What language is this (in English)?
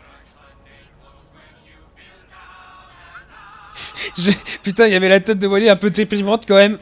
French